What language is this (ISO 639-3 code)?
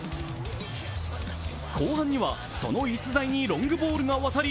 jpn